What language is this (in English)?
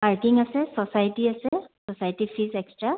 Assamese